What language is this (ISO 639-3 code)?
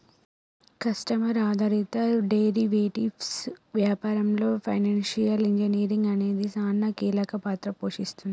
tel